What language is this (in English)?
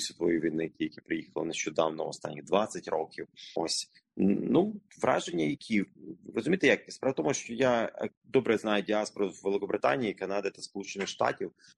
Ukrainian